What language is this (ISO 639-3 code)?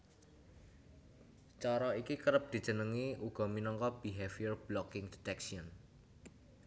jav